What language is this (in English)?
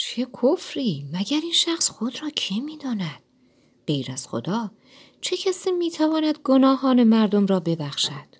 Persian